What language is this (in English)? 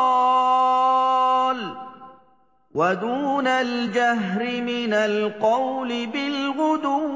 Arabic